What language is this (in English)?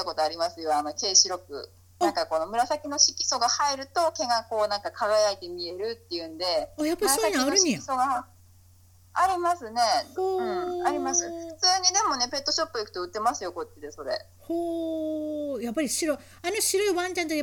Japanese